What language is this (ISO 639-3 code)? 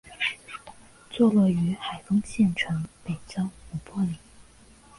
zho